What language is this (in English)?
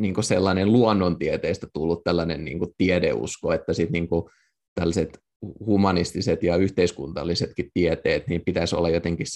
Finnish